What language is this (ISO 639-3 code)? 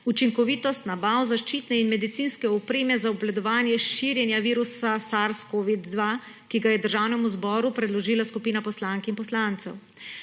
slv